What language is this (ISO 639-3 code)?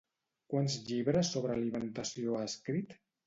cat